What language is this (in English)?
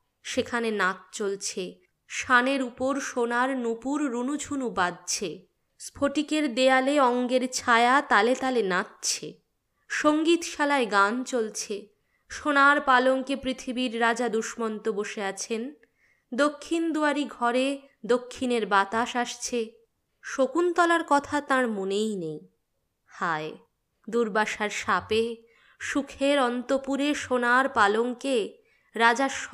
Bangla